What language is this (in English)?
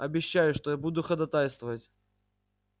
Russian